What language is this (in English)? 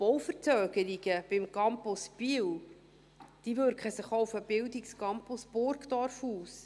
Swiss German